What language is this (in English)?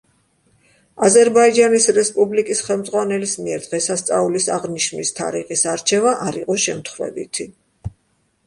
Georgian